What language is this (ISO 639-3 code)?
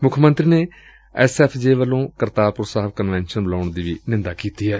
pan